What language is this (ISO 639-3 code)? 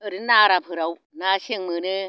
brx